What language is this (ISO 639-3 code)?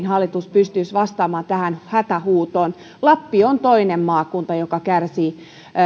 fin